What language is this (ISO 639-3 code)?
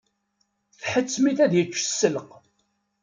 kab